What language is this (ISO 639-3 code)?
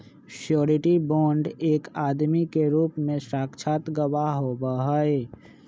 mag